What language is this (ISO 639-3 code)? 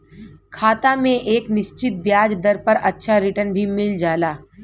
bho